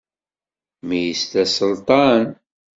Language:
Kabyle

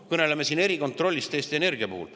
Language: Estonian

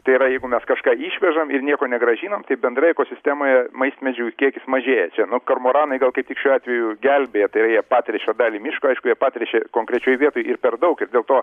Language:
Lithuanian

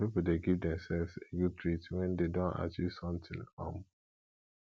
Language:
Nigerian Pidgin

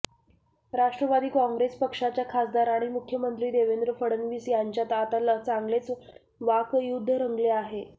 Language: Marathi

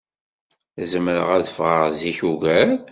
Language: Kabyle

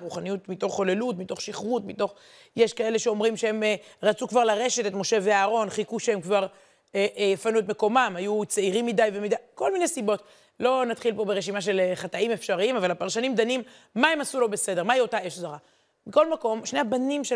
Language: Hebrew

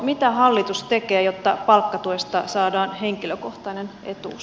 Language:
Finnish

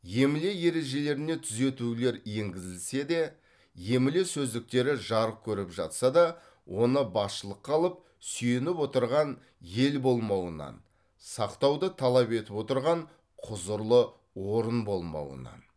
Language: Kazakh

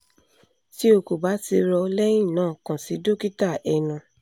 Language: Yoruba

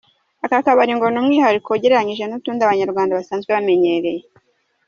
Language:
Kinyarwanda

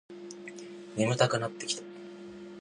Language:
Japanese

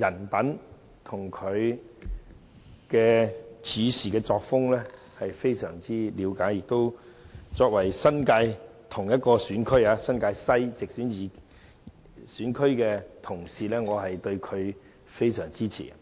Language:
Cantonese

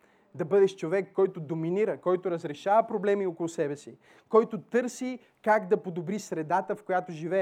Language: Bulgarian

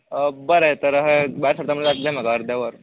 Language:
Konkani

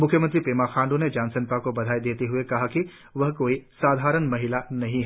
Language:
Hindi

